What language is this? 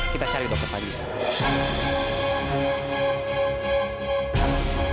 Indonesian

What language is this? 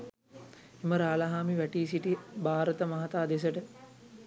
Sinhala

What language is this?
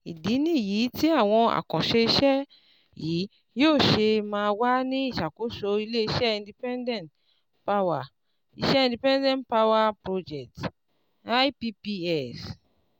Yoruba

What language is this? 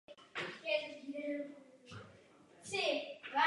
Czech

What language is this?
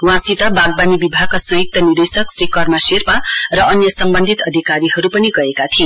Nepali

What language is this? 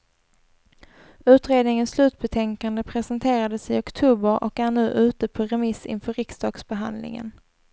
Swedish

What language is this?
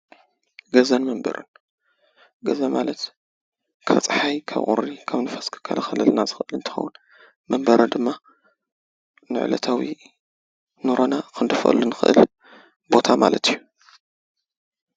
Tigrinya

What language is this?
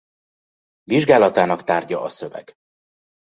Hungarian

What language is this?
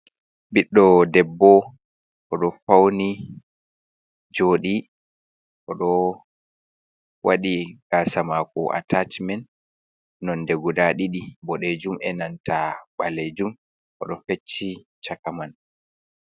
Fula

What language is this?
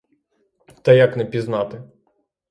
Ukrainian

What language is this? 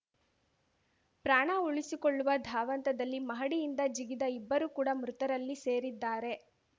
Kannada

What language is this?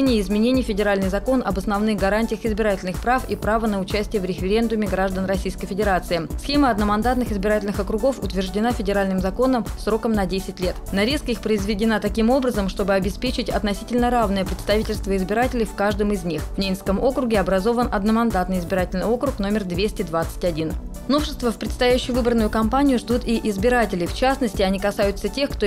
Russian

